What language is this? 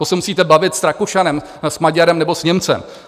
Czech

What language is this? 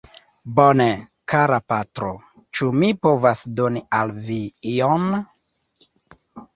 Esperanto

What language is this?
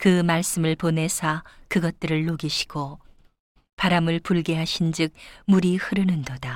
Korean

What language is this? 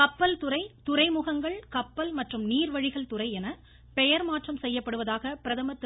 Tamil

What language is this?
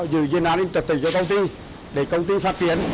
Vietnamese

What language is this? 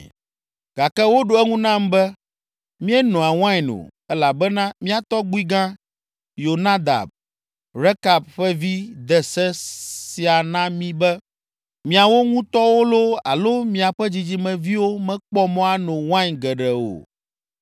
Ewe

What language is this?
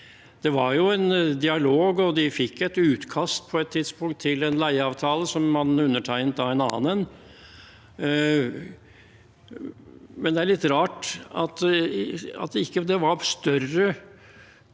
Norwegian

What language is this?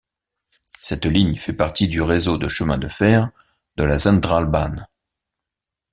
French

